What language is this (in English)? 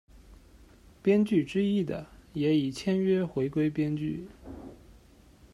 Chinese